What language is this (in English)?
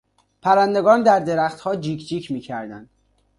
Persian